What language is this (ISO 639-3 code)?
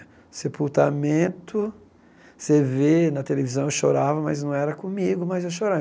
por